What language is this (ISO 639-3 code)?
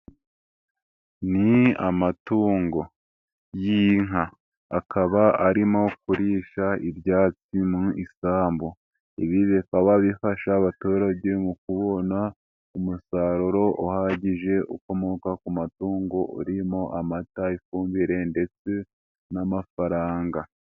kin